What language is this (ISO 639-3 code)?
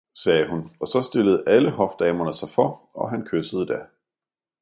dan